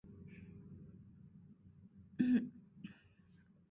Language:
Chinese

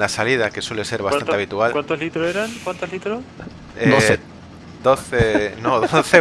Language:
Spanish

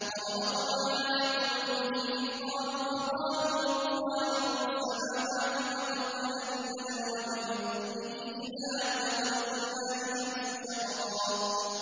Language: Arabic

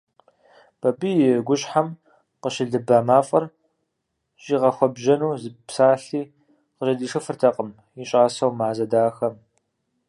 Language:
Kabardian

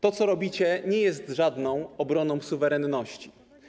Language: Polish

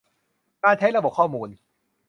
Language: Thai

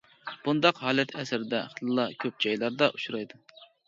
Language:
Uyghur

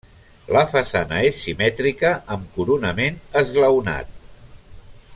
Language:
Catalan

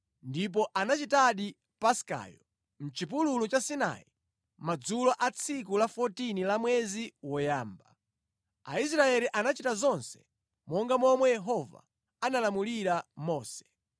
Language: Nyanja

